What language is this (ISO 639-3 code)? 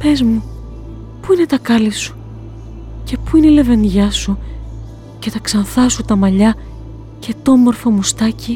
ell